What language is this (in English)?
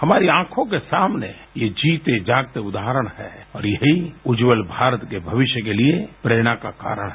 Hindi